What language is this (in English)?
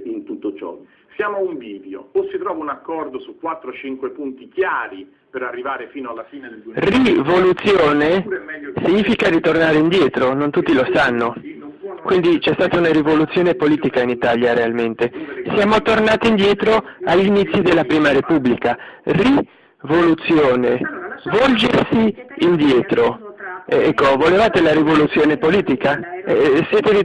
Italian